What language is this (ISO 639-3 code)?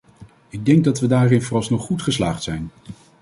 nld